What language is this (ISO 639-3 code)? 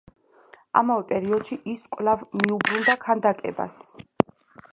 kat